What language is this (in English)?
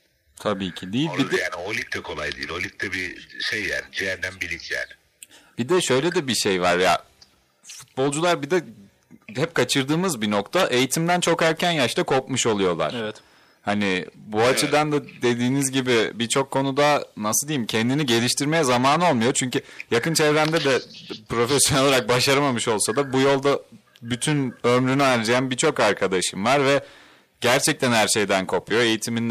Turkish